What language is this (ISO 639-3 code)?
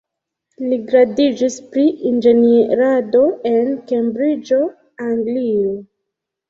epo